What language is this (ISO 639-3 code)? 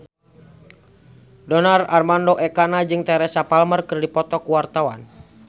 sun